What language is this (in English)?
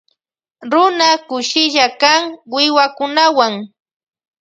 Loja Highland Quichua